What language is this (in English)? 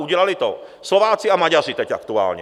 Czech